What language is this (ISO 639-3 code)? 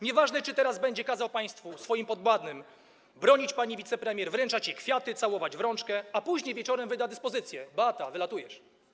pol